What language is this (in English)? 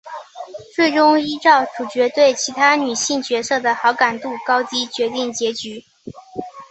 Chinese